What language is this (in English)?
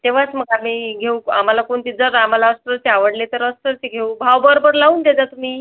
Marathi